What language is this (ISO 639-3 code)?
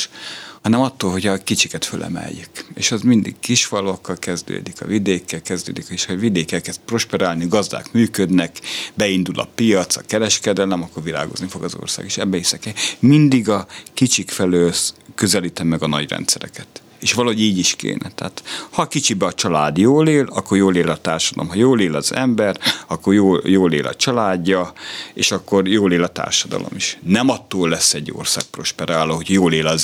hun